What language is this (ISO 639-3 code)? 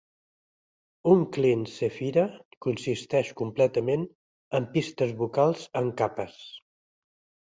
cat